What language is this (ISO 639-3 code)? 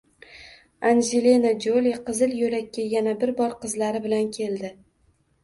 uzb